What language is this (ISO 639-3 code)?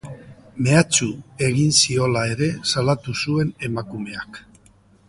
eus